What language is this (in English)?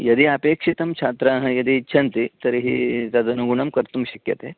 Sanskrit